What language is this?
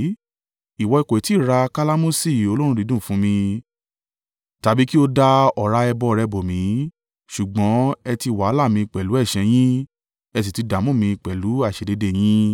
Yoruba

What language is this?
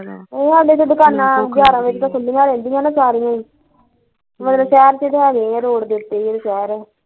Punjabi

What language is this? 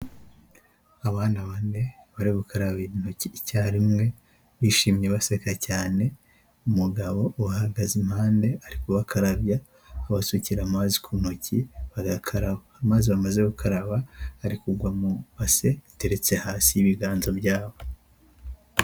Kinyarwanda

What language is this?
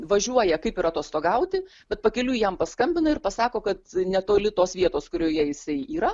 Lithuanian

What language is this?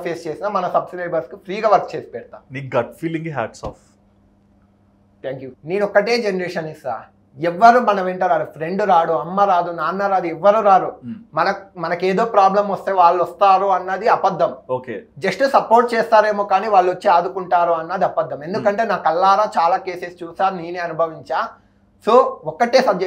Telugu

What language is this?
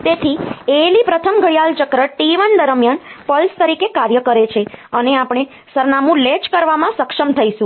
Gujarati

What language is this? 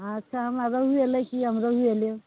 Maithili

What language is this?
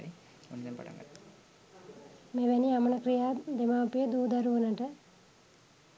Sinhala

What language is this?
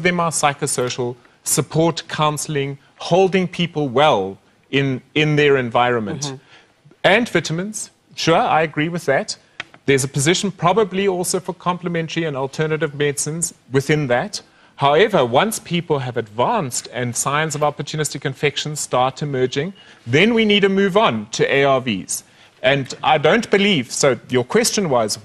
English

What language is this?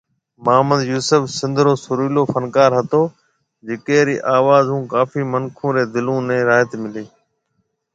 Marwari (Pakistan)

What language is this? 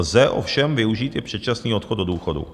Czech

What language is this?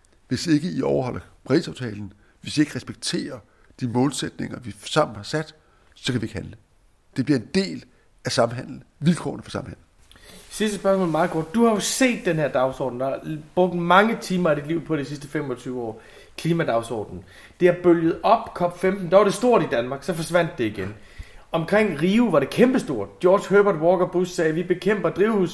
Danish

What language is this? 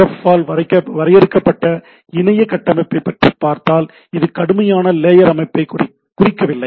Tamil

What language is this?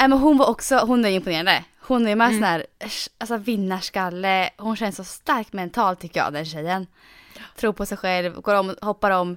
Swedish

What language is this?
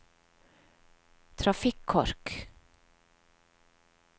Norwegian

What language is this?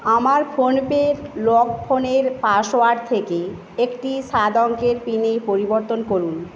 Bangla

